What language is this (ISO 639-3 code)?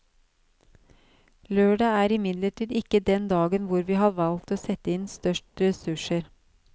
nor